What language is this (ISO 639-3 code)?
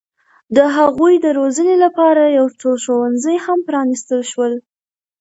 pus